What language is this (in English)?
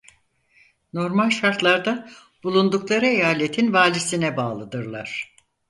Turkish